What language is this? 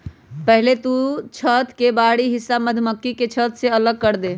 Magahi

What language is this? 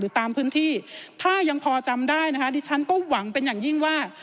Thai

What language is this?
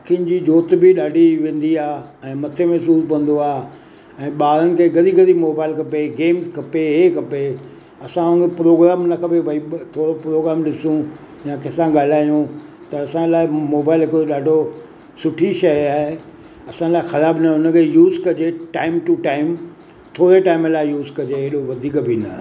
Sindhi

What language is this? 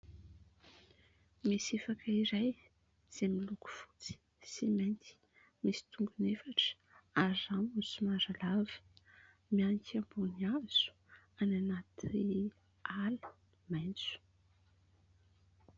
Malagasy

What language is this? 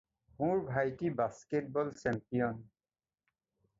Assamese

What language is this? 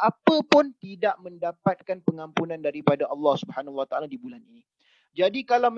Malay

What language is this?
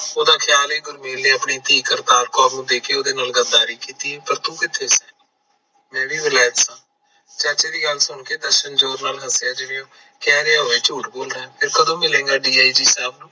Punjabi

